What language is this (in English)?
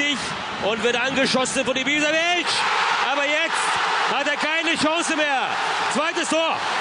German